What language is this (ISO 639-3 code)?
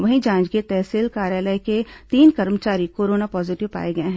hin